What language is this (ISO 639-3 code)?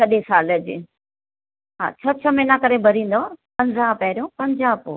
snd